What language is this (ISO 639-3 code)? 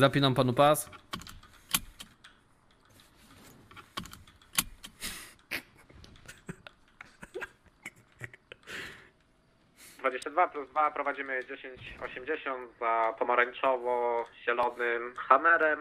pol